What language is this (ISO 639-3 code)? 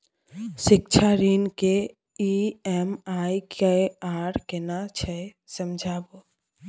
mai